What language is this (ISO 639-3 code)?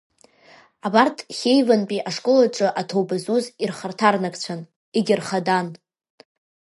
abk